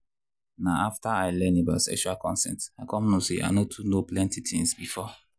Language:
Nigerian Pidgin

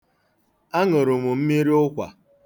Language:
Igbo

